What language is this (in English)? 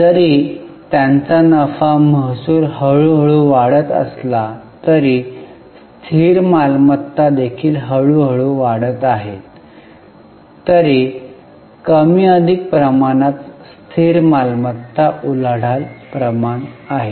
Marathi